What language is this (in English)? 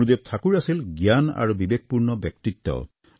Assamese